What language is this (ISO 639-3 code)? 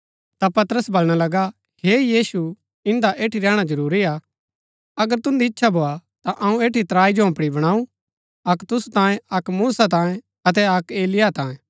gbk